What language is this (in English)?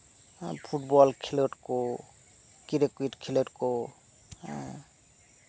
Santali